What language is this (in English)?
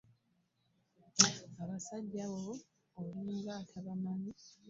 Ganda